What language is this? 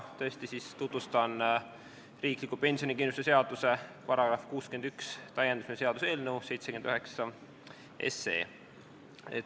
Estonian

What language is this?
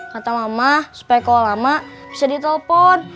Indonesian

